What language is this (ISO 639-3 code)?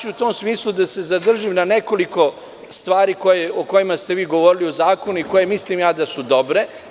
srp